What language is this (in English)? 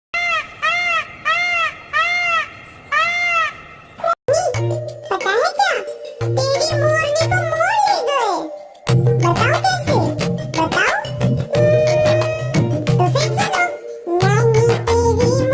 Hindi